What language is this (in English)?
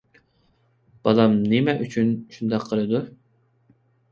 Uyghur